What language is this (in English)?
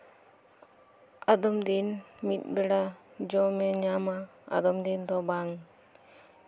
Santali